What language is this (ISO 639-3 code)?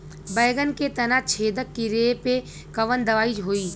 bho